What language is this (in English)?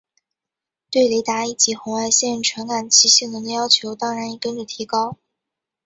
Chinese